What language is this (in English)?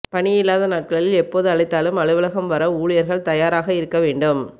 Tamil